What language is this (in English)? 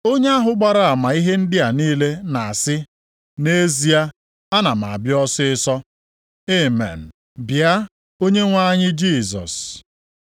Igbo